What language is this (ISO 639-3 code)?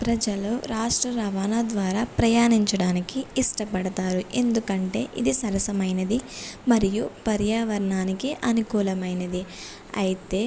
tel